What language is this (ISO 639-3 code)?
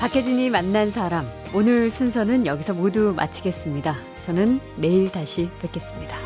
kor